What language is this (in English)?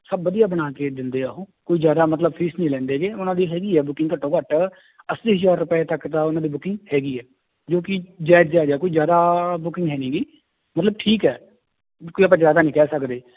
Punjabi